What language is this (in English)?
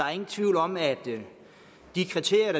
Danish